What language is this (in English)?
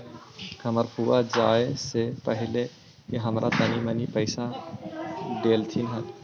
Magahi